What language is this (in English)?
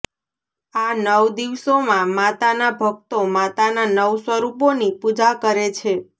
Gujarati